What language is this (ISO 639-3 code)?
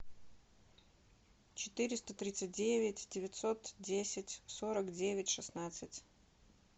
rus